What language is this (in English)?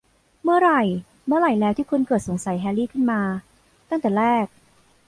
Thai